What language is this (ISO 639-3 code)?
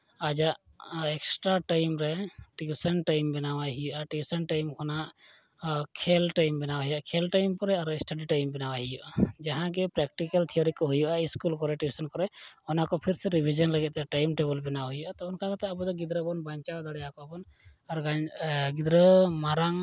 sat